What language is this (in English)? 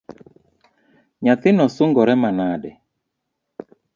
Luo (Kenya and Tanzania)